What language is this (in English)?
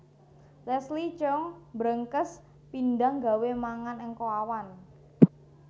Javanese